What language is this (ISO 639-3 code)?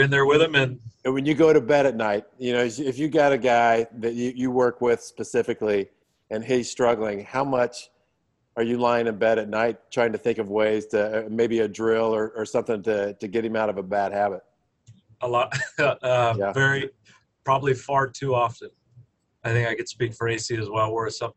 eng